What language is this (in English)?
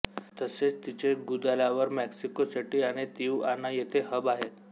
Marathi